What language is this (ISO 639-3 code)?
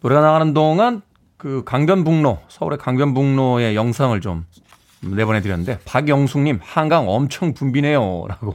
kor